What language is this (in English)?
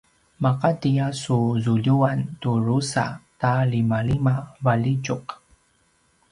Paiwan